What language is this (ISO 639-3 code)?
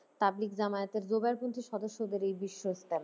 ben